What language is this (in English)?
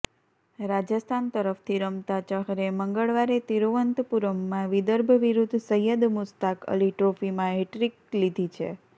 Gujarati